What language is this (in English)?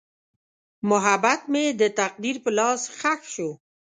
Pashto